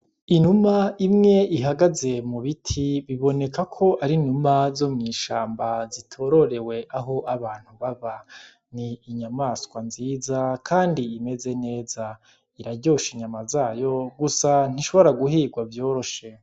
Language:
Rundi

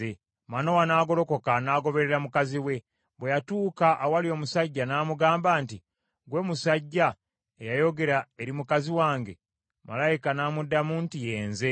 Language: Ganda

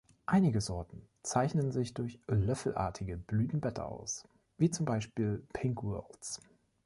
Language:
German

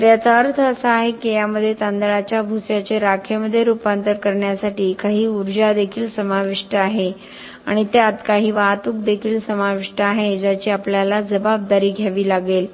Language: Marathi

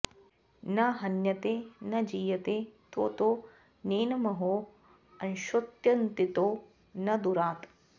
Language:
Sanskrit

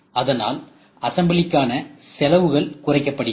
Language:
Tamil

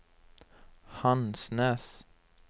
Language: Norwegian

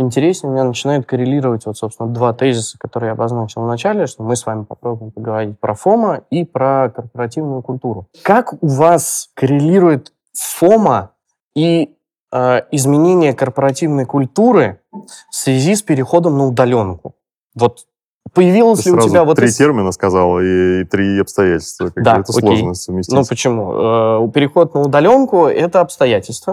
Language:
Russian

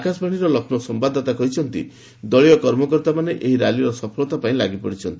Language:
Odia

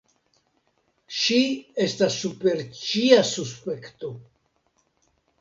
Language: Esperanto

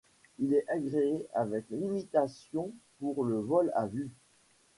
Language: French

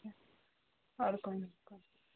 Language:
Urdu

